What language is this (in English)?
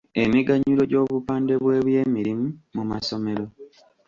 Ganda